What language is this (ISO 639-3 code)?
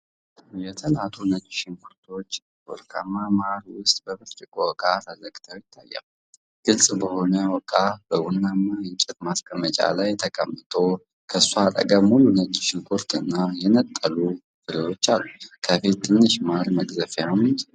amh